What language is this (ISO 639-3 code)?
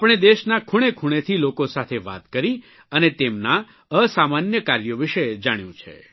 guj